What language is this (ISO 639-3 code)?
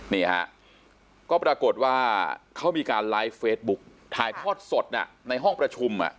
tha